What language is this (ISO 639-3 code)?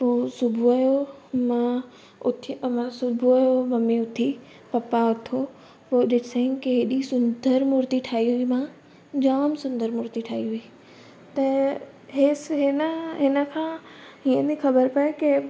snd